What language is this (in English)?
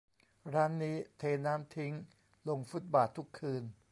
Thai